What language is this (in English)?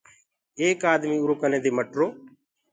Gurgula